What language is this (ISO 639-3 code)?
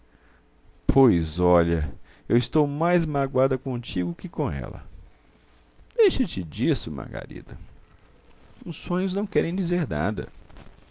por